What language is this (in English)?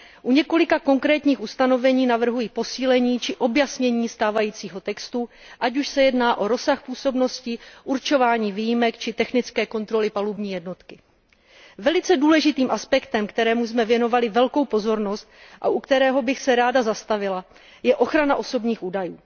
Czech